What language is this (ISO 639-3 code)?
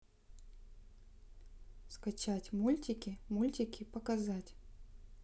rus